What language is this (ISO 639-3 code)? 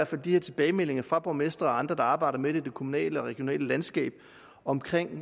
dan